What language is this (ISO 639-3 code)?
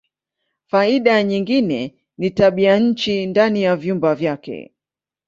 swa